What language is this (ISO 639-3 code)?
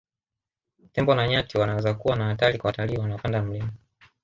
swa